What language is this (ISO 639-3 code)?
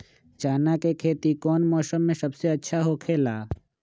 mag